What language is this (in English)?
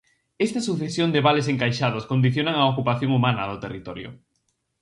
Galician